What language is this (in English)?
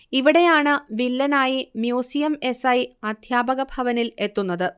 Malayalam